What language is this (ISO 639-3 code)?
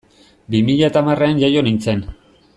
eus